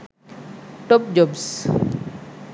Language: Sinhala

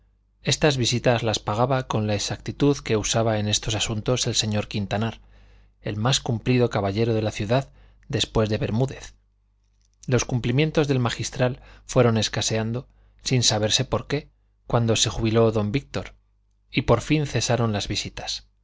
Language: Spanish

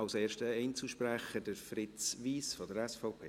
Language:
Swiss German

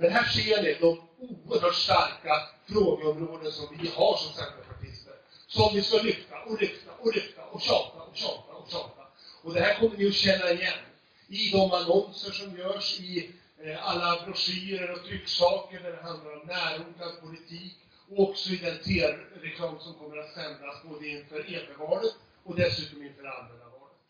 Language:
Swedish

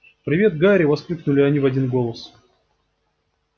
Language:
Russian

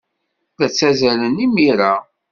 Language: Kabyle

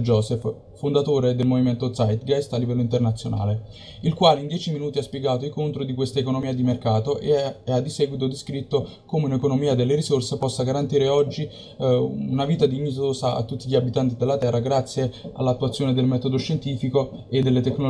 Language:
Italian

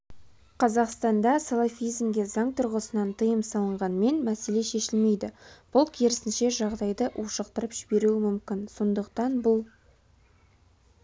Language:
Kazakh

